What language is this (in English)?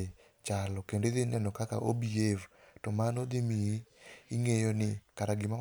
Luo (Kenya and Tanzania)